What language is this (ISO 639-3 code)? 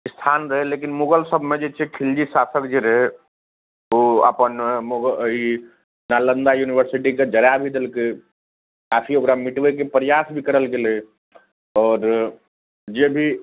mai